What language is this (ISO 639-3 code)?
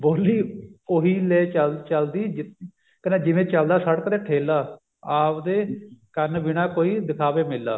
pan